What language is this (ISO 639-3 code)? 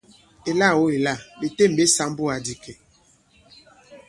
abb